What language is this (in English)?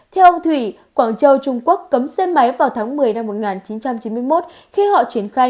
Vietnamese